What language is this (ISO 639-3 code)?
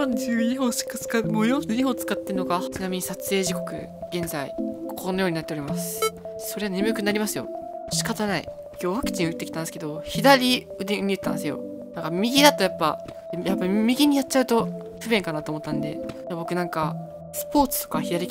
jpn